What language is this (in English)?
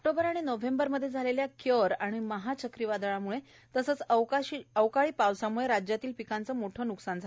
Marathi